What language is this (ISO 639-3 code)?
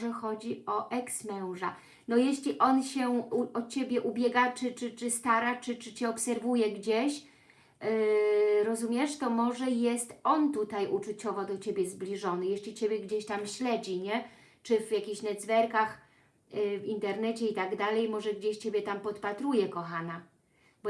pol